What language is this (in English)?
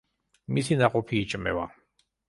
Georgian